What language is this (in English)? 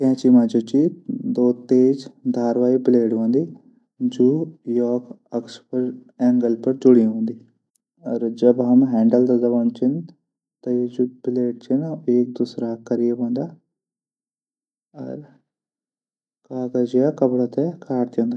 Garhwali